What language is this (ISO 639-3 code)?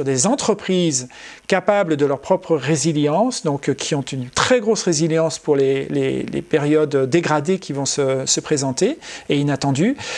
fra